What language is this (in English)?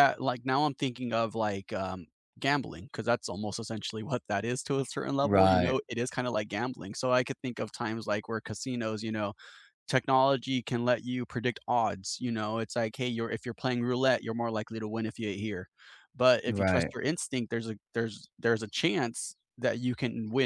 English